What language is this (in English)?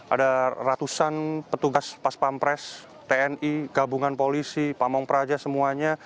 Indonesian